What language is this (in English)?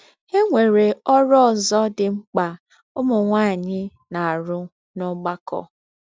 Igbo